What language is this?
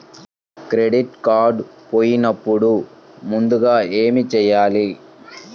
Telugu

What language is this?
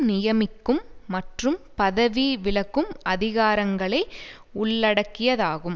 Tamil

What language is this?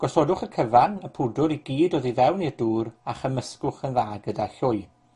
Welsh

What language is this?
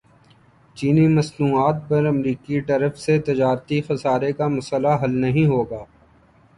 Urdu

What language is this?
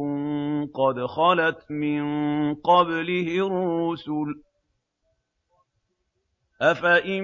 Arabic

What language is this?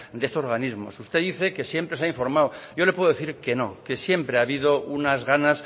Spanish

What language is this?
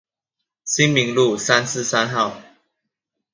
Chinese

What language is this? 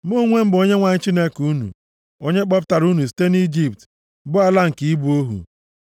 Igbo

